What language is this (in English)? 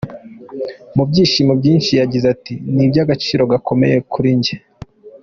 Kinyarwanda